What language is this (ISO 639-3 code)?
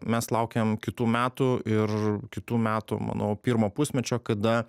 lit